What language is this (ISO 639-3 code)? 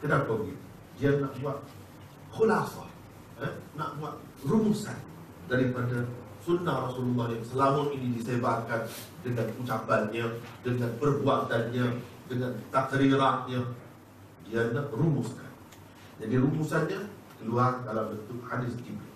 msa